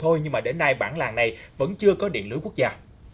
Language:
Vietnamese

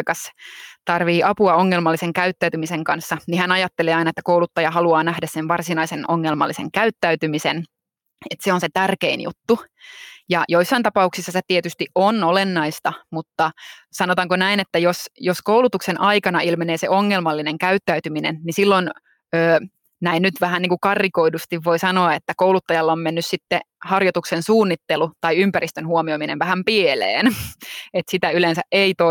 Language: Finnish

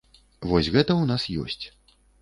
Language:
Belarusian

